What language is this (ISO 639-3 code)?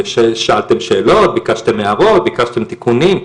heb